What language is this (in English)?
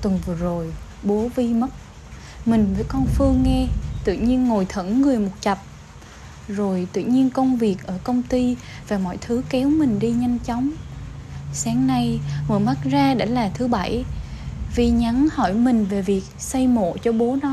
Vietnamese